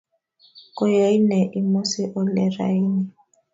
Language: Kalenjin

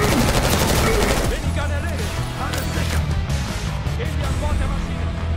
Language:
German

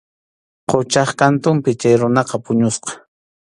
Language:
Arequipa-La Unión Quechua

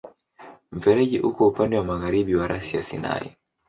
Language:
Swahili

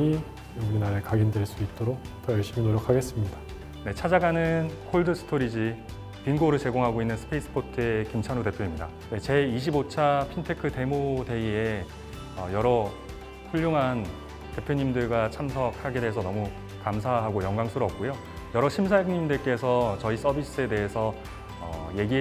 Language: Korean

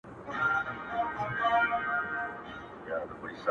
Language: Pashto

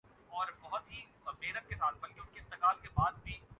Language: Urdu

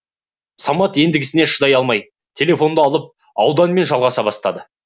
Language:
Kazakh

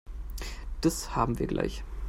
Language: German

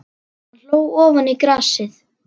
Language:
Icelandic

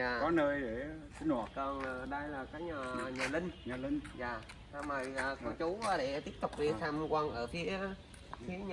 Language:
Vietnamese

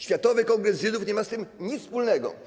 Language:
Polish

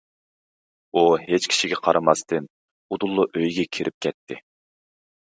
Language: Uyghur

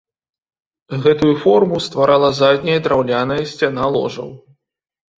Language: Belarusian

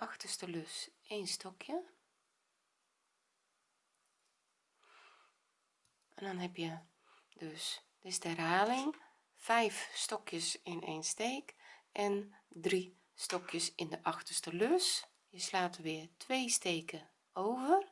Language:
Dutch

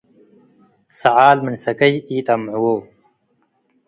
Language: Tigre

